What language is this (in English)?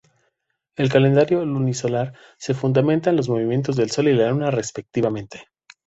Spanish